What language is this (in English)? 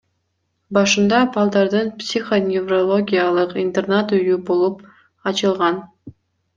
Kyrgyz